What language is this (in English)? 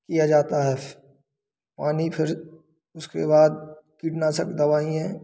Hindi